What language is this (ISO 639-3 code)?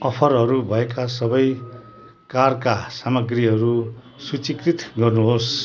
nep